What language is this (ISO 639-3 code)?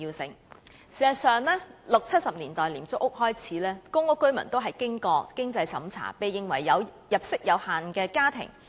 yue